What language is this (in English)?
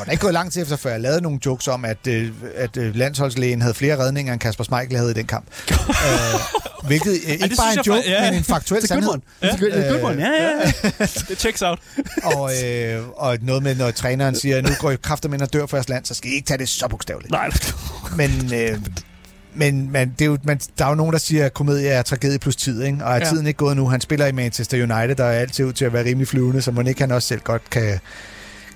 Danish